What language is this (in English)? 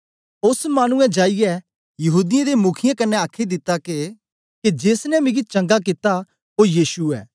Dogri